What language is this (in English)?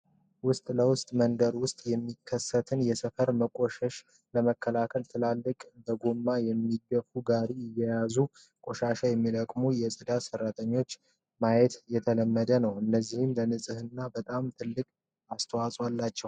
Amharic